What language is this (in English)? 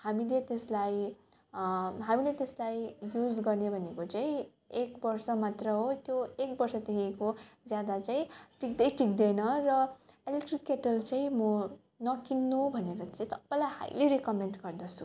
Nepali